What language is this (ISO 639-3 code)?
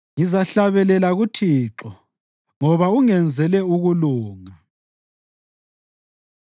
nde